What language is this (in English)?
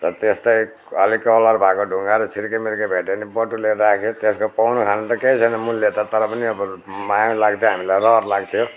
Nepali